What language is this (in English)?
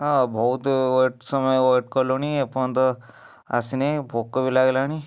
Odia